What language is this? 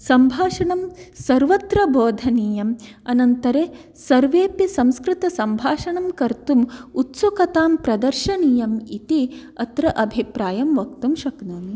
Sanskrit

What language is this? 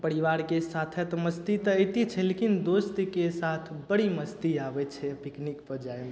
Maithili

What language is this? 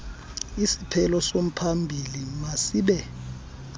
Xhosa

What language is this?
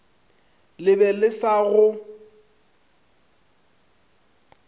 Northern Sotho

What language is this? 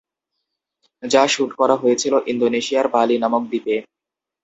Bangla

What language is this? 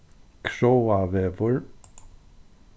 Faroese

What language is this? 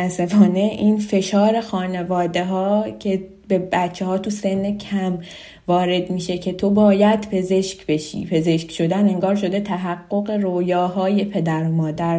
Persian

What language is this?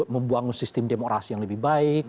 Indonesian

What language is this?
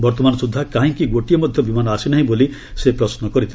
Odia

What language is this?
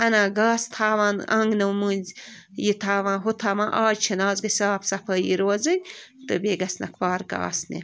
Kashmiri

